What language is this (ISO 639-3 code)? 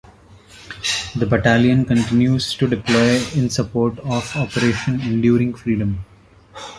eng